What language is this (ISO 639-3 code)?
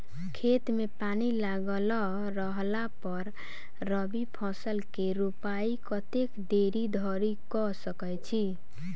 mai